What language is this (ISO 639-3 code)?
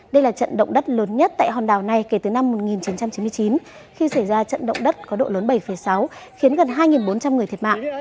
vie